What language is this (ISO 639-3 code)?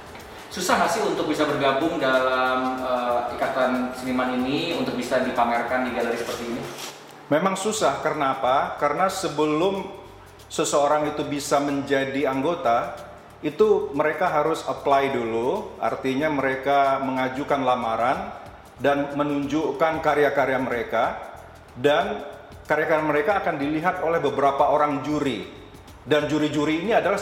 ind